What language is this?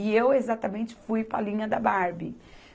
Portuguese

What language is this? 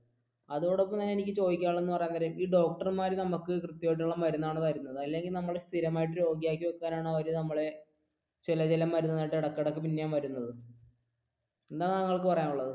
Malayalam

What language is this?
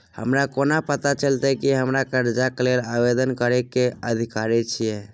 Maithili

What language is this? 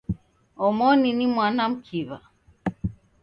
Taita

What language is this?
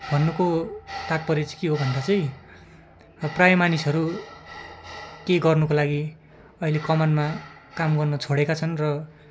Nepali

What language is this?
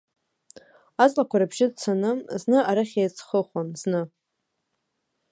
Abkhazian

